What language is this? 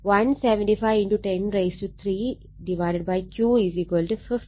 Malayalam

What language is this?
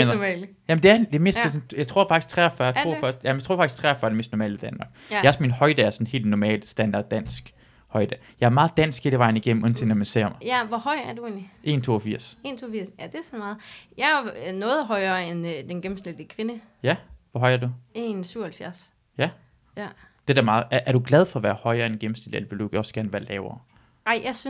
Danish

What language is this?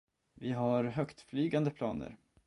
Swedish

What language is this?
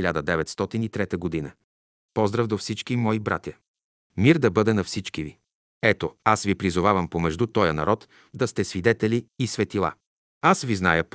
Bulgarian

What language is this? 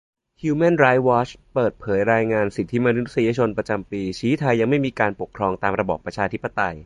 Thai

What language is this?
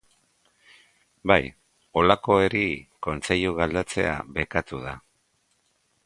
Basque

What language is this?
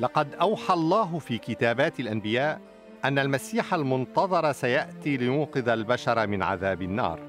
Arabic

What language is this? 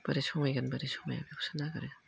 Bodo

